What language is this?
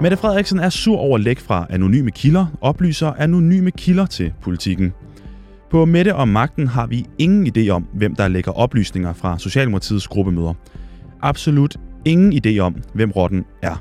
Danish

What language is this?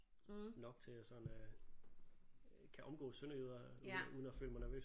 Danish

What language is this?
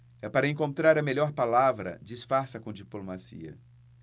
Portuguese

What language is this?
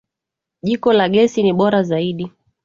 Swahili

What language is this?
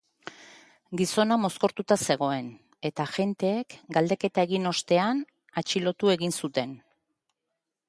Basque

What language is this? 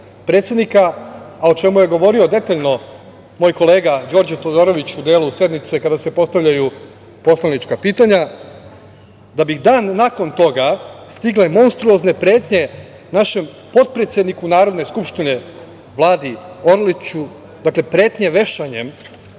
Serbian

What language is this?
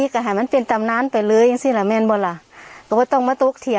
Thai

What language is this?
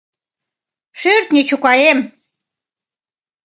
Mari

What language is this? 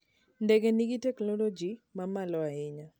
Luo (Kenya and Tanzania)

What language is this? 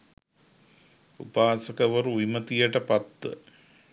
Sinhala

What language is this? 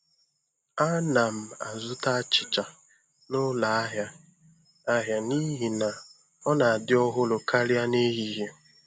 Igbo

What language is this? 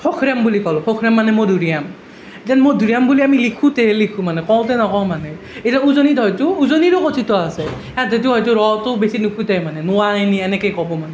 Assamese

